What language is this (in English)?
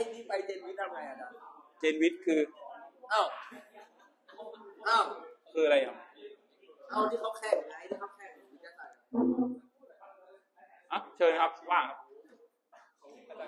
Thai